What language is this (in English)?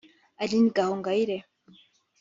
Kinyarwanda